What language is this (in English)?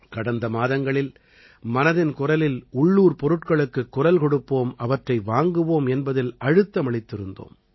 Tamil